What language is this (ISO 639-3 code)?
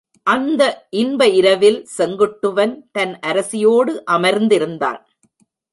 tam